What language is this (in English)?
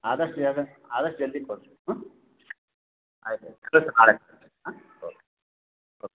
Kannada